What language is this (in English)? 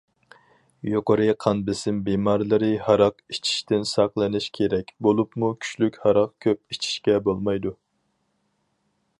Uyghur